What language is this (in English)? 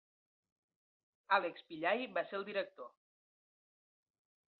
Catalan